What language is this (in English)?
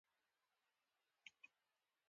Pashto